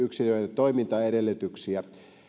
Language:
Finnish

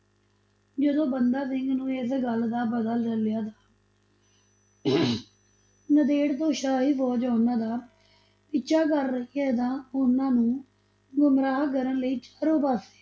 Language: Punjabi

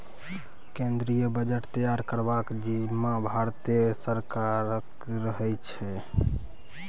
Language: Maithili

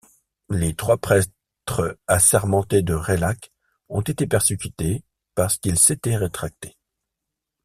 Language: French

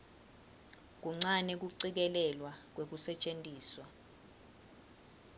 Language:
Swati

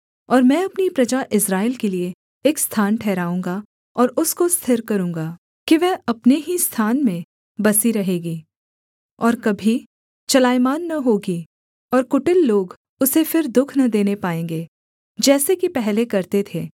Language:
Hindi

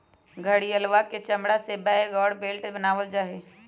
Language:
Magahi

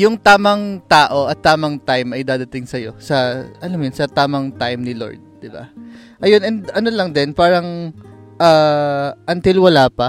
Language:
Filipino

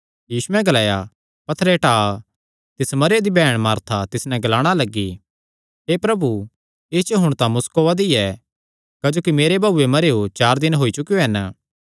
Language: Kangri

